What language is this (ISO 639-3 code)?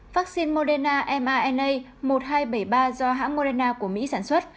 vie